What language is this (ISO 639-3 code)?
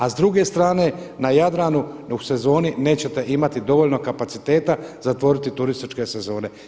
hrv